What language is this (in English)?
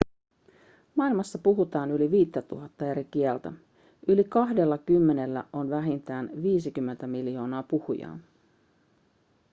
Finnish